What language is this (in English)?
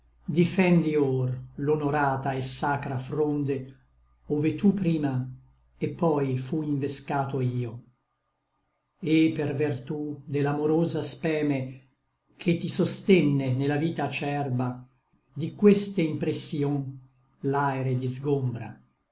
Italian